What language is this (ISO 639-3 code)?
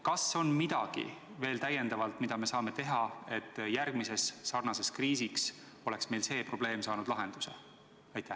est